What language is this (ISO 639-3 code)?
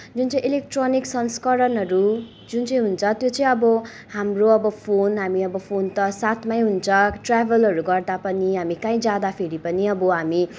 nep